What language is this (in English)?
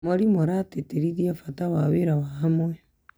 Kikuyu